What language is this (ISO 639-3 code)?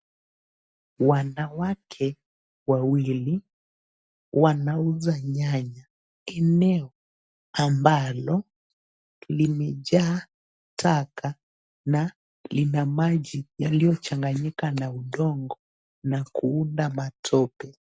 swa